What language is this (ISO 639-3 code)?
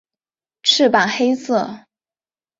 zho